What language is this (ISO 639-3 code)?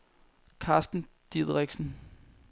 dan